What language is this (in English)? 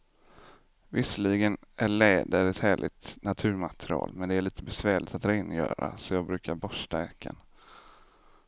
Swedish